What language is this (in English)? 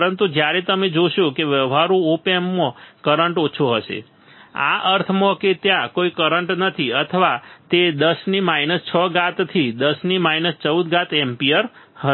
Gujarati